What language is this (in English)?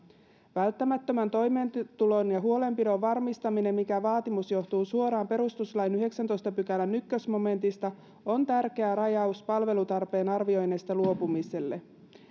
Finnish